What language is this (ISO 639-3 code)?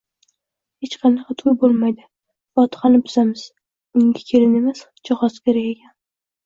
uzb